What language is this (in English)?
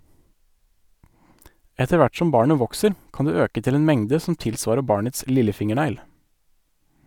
Norwegian